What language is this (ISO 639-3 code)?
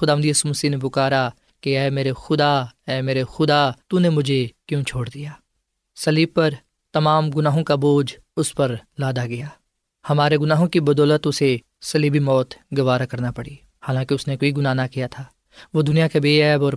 urd